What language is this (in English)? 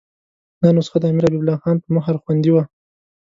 Pashto